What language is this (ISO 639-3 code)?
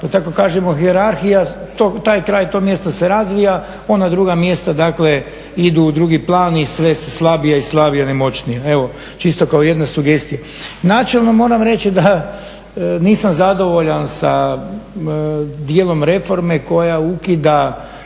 hrv